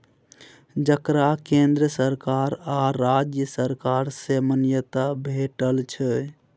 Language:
Maithili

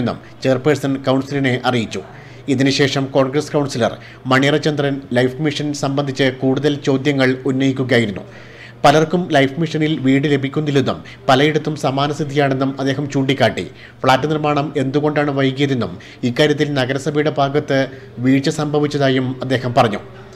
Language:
Arabic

